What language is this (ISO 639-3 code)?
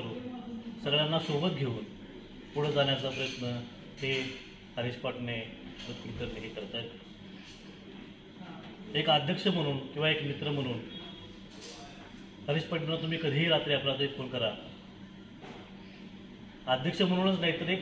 ron